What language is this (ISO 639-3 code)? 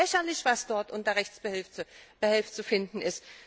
deu